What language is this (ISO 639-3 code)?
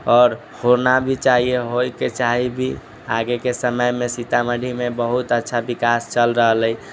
mai